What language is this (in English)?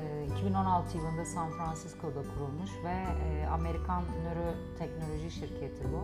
Turkish